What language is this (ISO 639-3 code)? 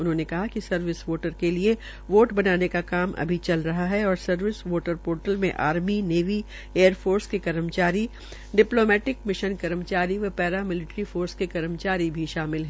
hin